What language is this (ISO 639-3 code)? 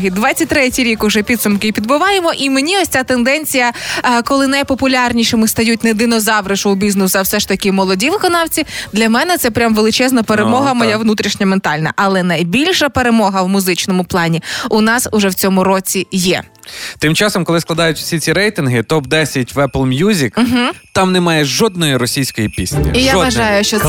ukr